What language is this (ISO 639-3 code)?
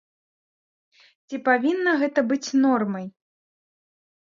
bel